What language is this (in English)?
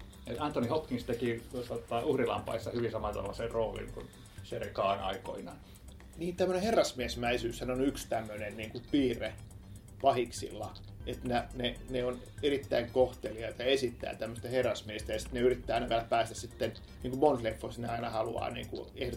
Finnish